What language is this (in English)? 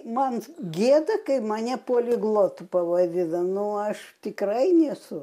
Lithuanian